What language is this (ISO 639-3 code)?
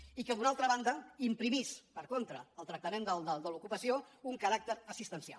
cat